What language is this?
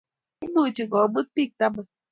Kalenjin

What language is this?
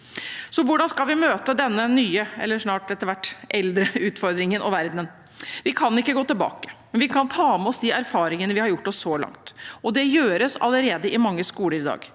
Norwegian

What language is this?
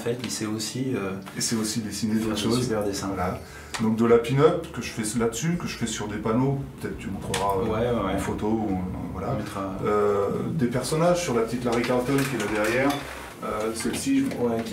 French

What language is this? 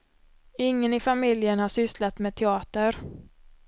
Swedish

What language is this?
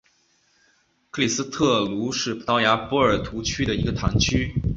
Chinese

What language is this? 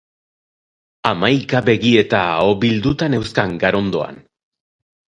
Basque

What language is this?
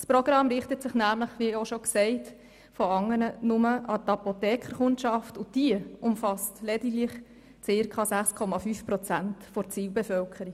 Swiss German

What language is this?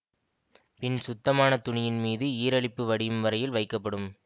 Tamil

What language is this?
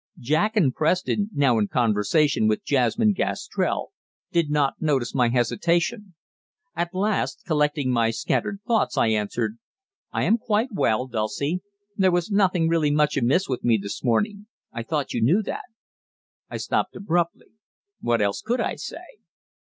English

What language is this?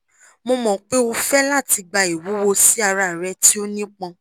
Yoruba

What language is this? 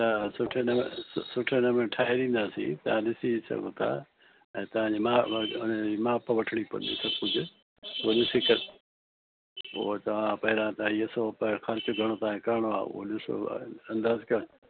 Sindhi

